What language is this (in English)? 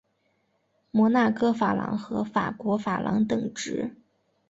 Chinese